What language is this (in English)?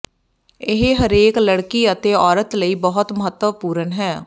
Punjabi